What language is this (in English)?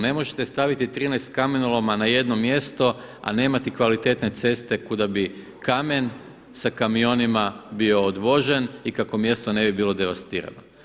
Croatian